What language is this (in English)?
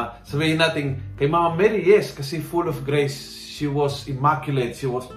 Filipino